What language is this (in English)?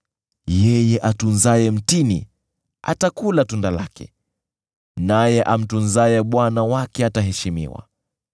Swahili